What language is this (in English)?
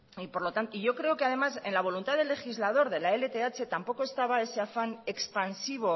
Spanish